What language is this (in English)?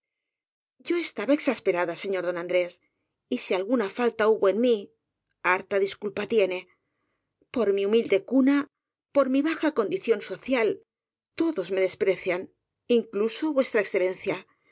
Spanish